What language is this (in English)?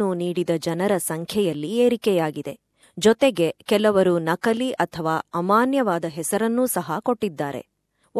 Kannada